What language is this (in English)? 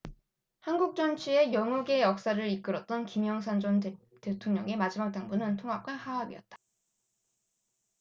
Korean